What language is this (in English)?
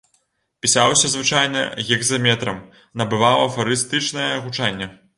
Belarusian